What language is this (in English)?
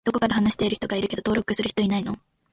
Japanese